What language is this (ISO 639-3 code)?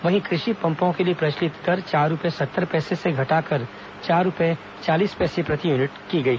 hin